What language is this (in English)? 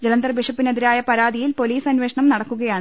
Malayalam